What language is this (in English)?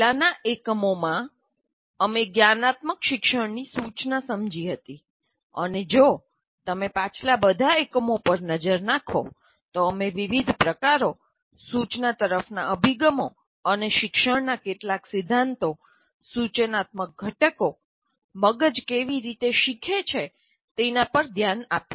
Gujarati